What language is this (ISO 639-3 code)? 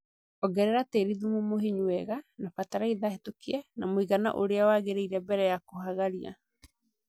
kik